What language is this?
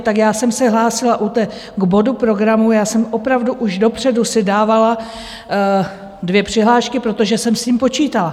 Czech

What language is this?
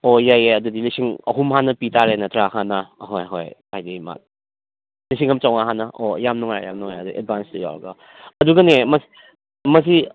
Manipuri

